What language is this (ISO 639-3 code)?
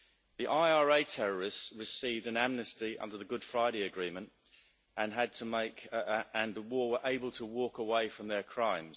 eng